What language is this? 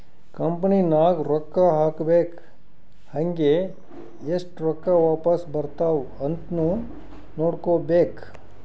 Kannada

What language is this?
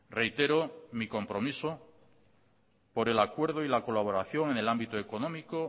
Spanish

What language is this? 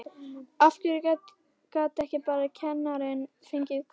Icelandic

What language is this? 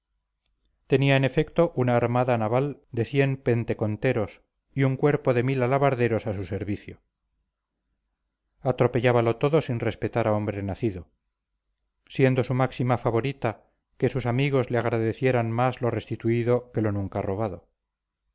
Spanish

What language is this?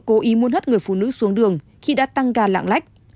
Vietnamese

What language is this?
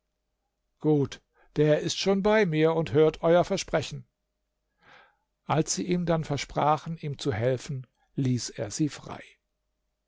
German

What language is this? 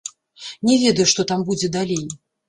Belarusian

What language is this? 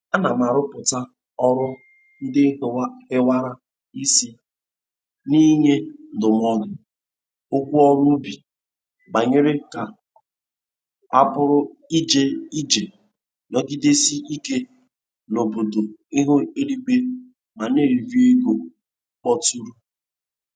Igbo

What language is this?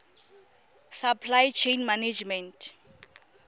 Tswana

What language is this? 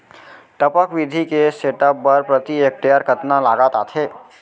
Chhattisgarhi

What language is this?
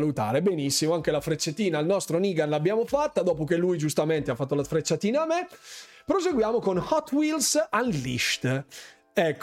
Italian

